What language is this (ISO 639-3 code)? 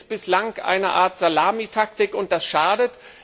deu